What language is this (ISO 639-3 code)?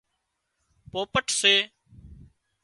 kxp